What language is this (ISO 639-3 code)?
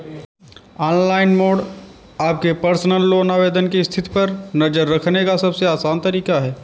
hin